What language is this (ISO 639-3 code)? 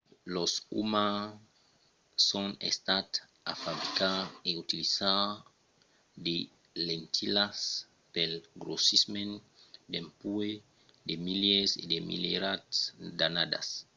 oci